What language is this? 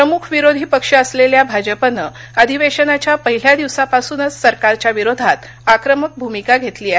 Marathi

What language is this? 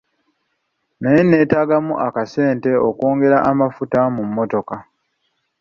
Ganda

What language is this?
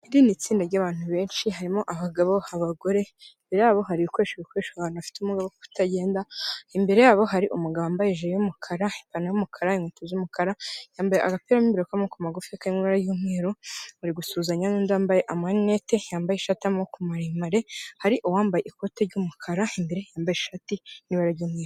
Kinyarwanda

